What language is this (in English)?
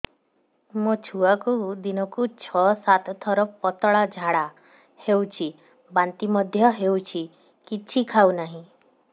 Odia